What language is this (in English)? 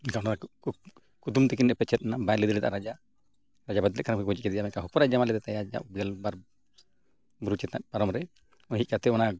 Santali